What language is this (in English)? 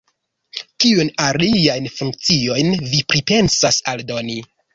Esperanto